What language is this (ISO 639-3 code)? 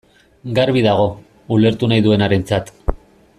eus